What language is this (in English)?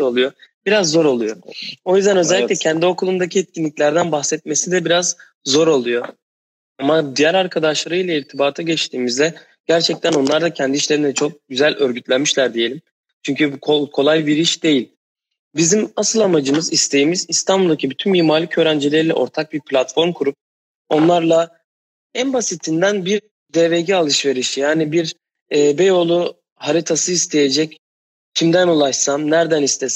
Turkish